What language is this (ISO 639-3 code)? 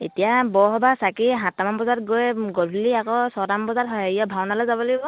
asm